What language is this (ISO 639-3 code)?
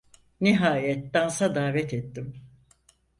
tur